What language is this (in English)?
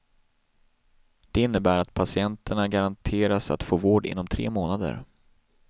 Swedish